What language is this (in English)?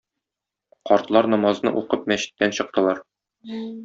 Tatar